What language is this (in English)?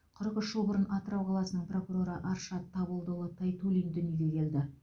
Kazakh